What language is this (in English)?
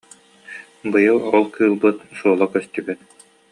Yakut